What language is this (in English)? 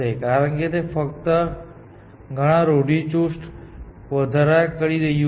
Gujarati